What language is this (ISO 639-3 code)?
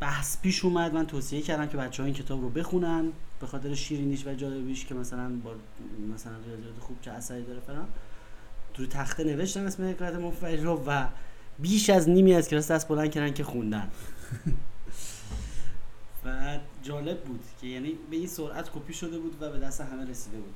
fas